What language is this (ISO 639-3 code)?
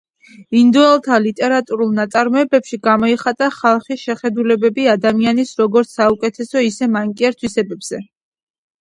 kat